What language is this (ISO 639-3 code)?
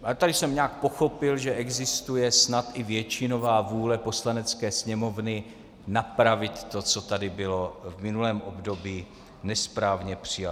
ces